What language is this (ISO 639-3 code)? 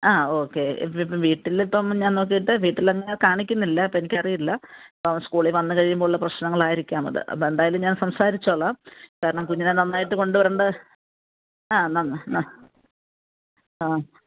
mal